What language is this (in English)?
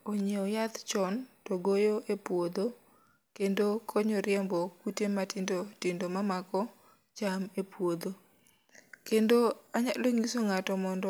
Luo (Kenya and Tanzania)